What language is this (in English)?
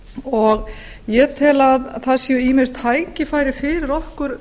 Icelandic